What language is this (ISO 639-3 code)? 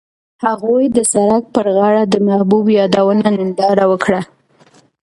pus